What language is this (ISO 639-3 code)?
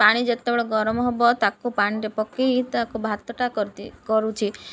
ori